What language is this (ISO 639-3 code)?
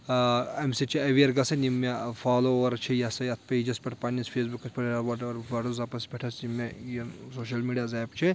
kas